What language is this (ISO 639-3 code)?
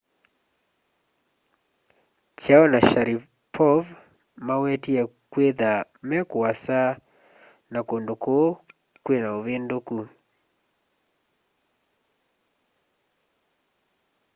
kam